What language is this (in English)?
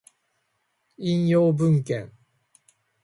Japanese